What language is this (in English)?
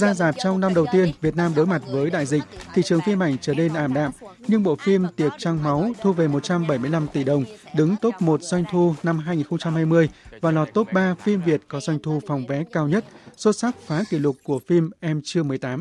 Vietnamese